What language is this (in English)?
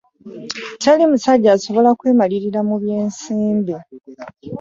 Ganda